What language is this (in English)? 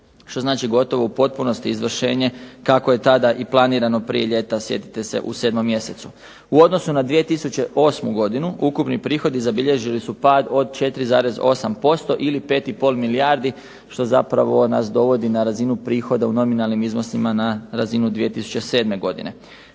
Croatian